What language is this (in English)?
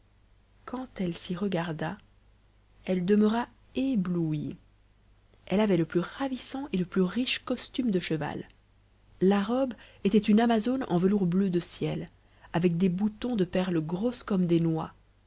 French